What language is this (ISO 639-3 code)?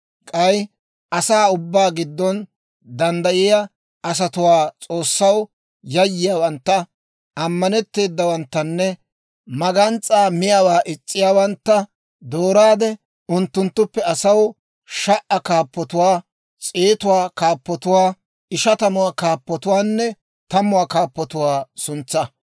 dwr